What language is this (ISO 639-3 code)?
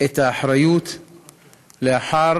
heb